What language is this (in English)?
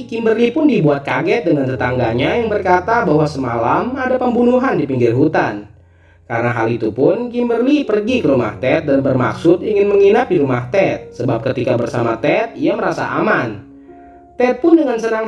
Indonesian